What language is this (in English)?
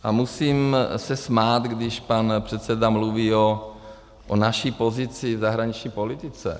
Czech